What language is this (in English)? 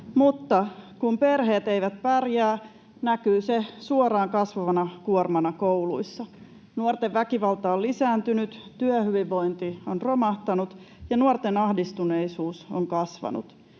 Finnish